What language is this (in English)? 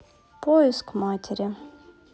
Russian